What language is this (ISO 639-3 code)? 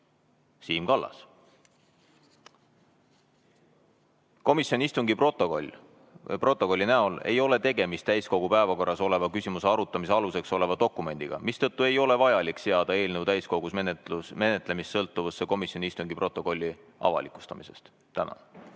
est